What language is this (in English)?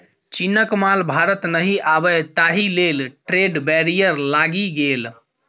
Maithili